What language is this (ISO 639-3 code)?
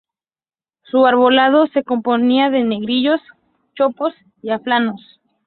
spa